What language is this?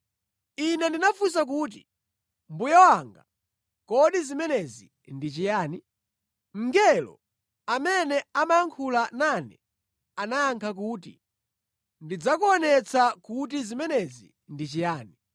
Nyanja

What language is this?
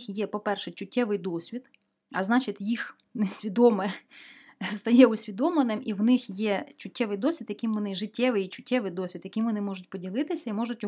Ukrainian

